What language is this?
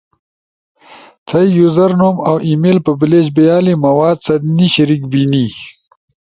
Ushojo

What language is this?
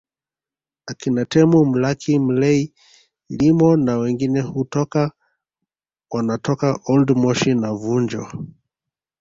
Swahili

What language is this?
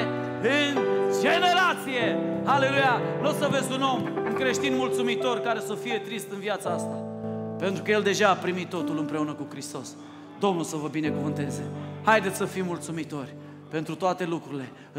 Romanian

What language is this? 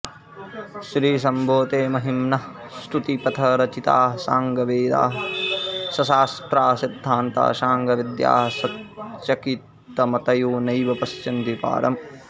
Sanskrit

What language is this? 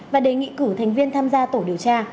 Vietnamese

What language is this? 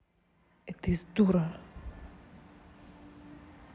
Russian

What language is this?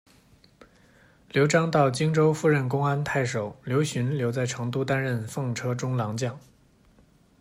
Chinese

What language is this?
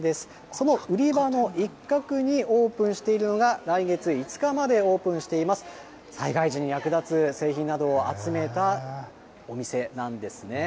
Japanese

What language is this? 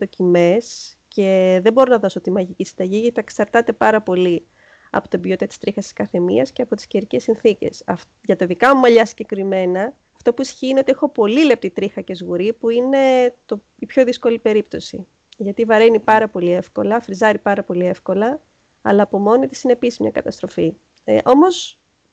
Greek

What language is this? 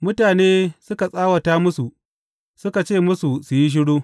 Hausa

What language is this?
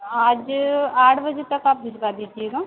Hindi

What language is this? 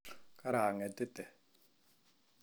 Kalenjin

